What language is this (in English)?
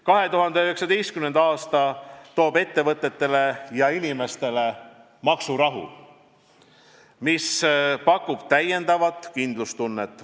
Estonian